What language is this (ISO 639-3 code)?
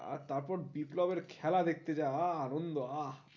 ben